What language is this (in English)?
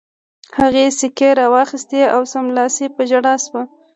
Pashto